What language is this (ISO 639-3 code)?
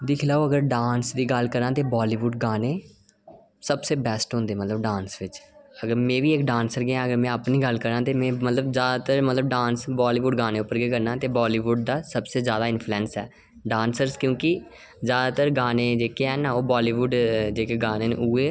doi